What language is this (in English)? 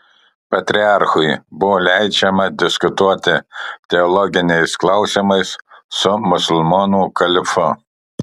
Lithuanian